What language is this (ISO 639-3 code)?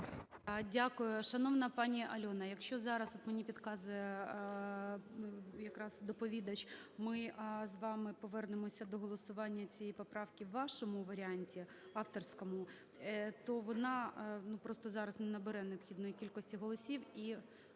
ukr